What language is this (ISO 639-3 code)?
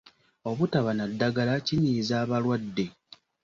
lug